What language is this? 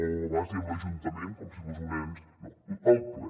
Catalan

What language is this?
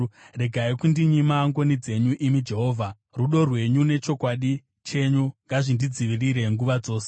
Shona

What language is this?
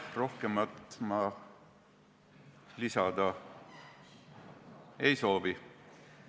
Estonian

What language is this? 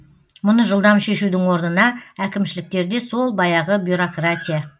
Kazakh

